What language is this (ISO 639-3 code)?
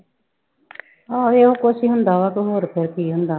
pan